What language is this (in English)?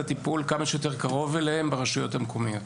Hebrew